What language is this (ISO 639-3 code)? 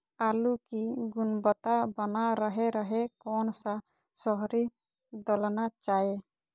mag